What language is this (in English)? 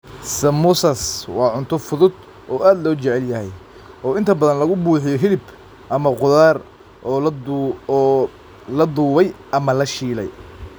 Somali